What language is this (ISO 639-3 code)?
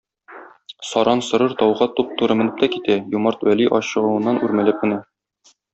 tat